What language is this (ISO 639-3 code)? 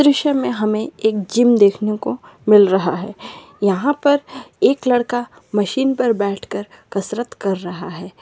mag